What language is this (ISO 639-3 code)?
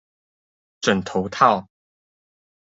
zho